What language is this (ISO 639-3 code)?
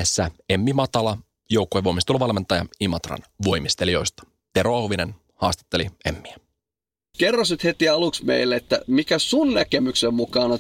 fin